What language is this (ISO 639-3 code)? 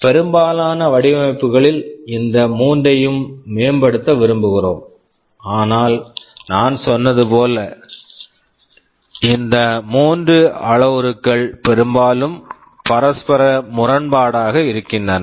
tam